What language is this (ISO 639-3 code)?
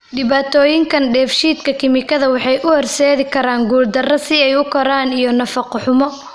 som